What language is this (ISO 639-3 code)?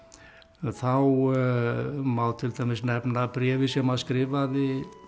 isl